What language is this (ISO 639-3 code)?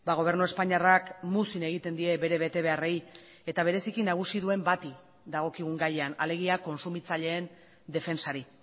eus